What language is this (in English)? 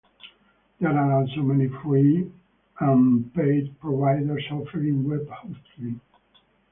English